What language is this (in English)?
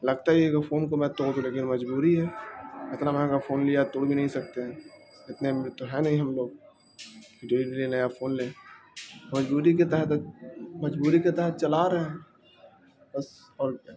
Urdu